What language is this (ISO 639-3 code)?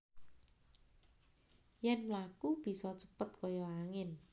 jav